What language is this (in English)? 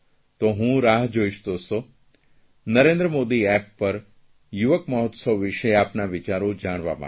Gujarati